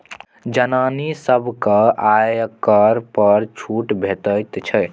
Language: Maithili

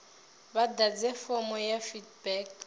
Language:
Venda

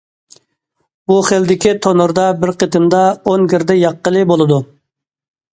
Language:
Uyghur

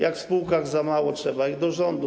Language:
Polish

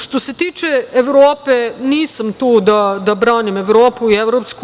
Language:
Serbian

